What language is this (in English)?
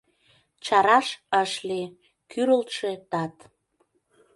Mari